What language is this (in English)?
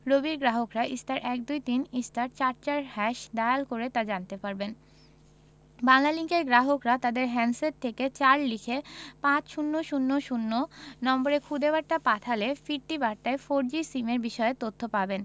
Bangla